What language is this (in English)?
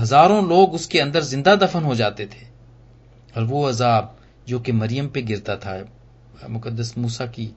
Hindi